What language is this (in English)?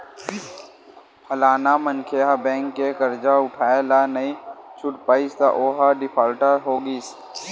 Chhattisgarhi